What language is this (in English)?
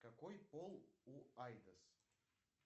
Russian